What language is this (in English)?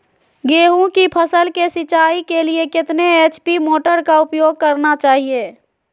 Magahi